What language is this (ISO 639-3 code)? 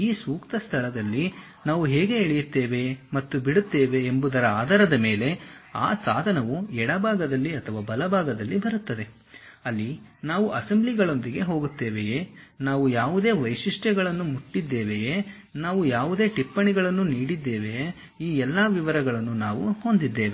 kan